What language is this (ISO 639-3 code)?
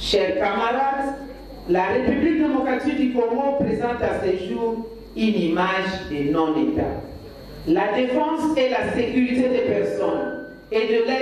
fra